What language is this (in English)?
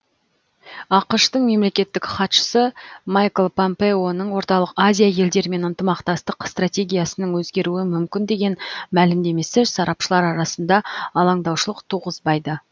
Kazakh